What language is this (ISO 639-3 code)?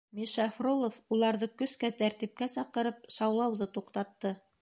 bak